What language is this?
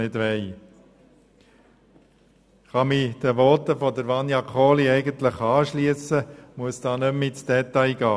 Swiss German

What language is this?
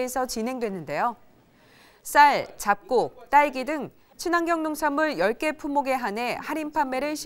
Korean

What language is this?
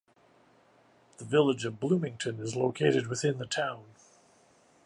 English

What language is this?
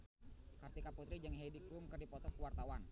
Sundanese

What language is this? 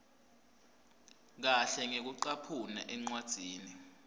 Swati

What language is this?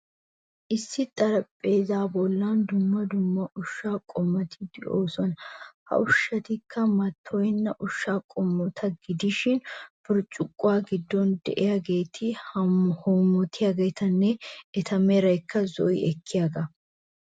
Wolaytta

